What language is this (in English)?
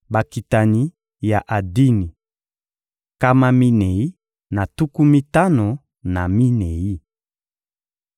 Lingala